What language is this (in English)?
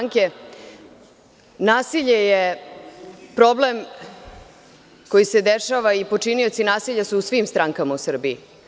Serbian